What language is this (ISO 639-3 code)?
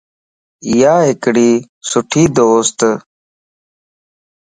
lss